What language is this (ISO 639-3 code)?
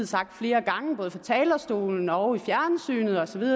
dan